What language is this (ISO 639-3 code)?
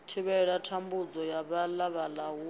ven